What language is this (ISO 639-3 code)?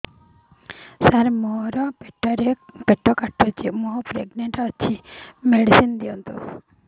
ori